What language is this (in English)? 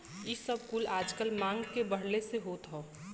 Bhojpuri